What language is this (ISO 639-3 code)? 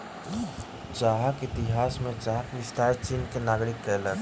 mai